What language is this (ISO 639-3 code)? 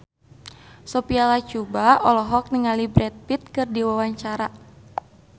sun